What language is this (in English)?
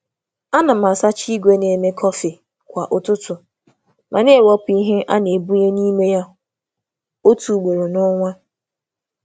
Igbo